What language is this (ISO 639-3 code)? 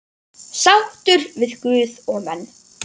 isl